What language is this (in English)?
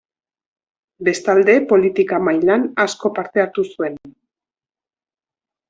Basque